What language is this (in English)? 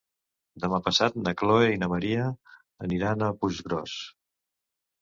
Catalan